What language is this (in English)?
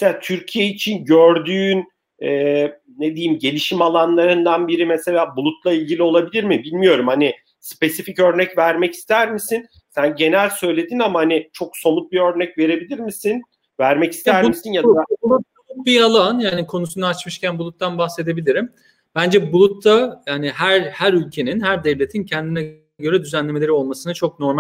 Turkish